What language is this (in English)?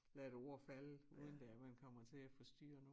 Danish